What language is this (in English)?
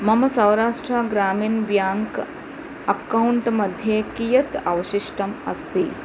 Sanskrit